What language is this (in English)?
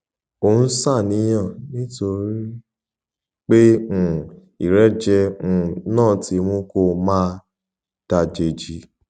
Yoruba